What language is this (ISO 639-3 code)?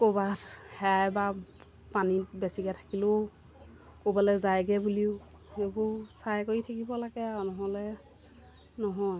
asm